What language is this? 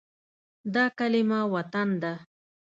Pashto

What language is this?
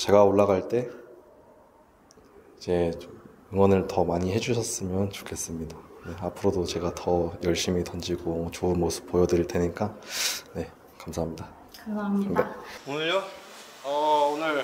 Korean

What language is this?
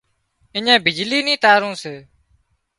Wadiyara Koli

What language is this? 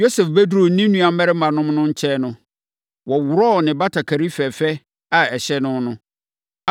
Akan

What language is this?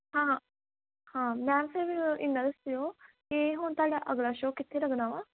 Punjabi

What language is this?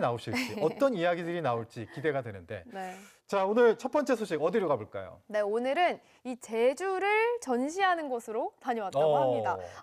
Korean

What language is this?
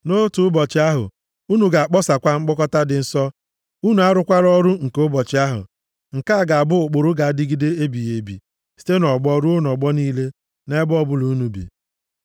Igbo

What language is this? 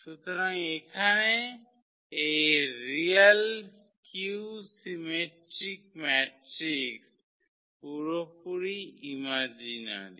Bangla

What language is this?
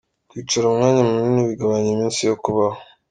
Kinyarwanda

